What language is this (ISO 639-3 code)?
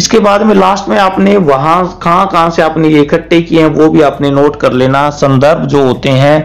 hin